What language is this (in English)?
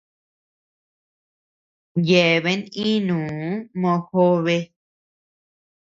Tepeuxila Cuicatec